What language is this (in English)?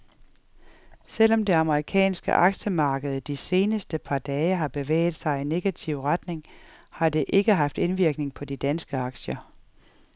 Danish